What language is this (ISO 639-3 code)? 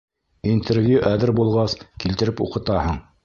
bak